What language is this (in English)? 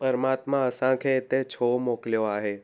Sindhi